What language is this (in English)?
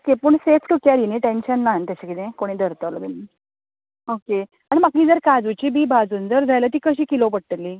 Konkani